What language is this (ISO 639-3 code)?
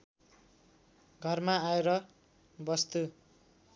nep